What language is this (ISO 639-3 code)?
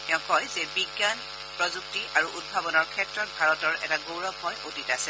asm